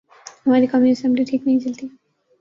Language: Urdu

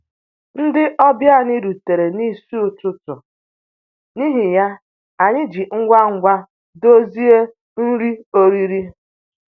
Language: Igbo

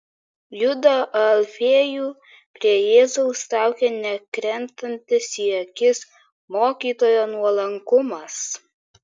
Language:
Lithuanian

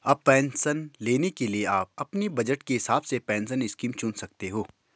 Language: Hindi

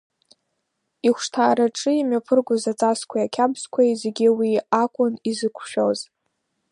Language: Abkhazian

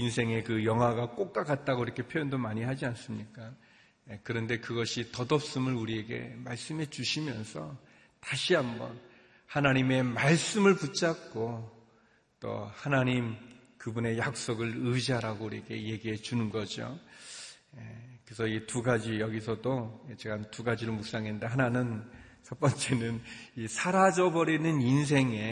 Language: Korean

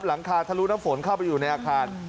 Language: Thai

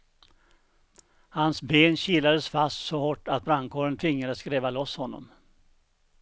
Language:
Swedish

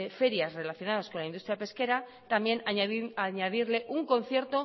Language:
Spanish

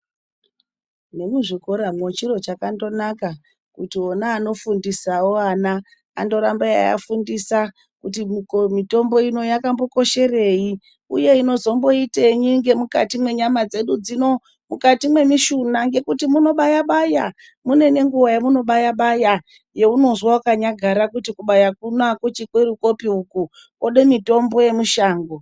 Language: Ndau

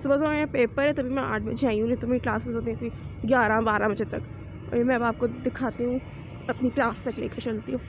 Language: Hindi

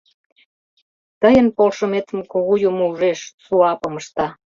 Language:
Mari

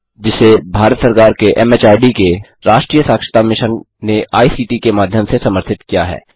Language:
Hindi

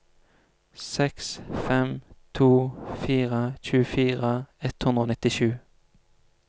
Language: Norwegian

